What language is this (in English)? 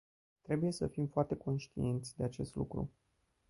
Romanian